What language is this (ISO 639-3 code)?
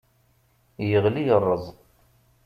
kab